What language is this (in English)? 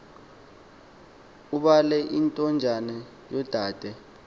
Xhosa